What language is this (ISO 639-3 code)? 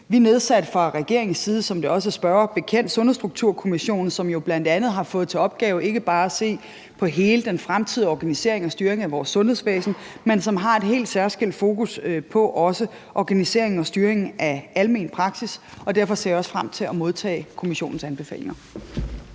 dan